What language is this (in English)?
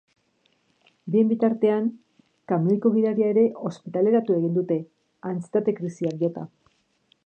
Basque